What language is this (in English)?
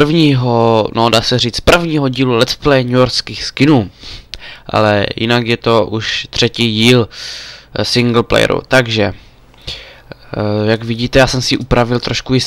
Czech